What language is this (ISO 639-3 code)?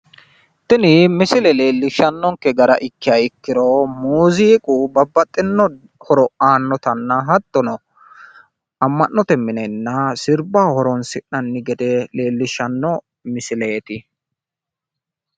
sid